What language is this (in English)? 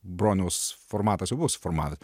Lithuanian